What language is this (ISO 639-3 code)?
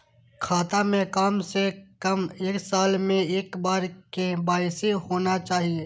mai